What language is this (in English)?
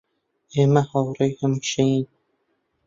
Central Kurdish